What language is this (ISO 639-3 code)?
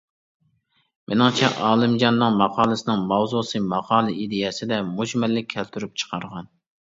uig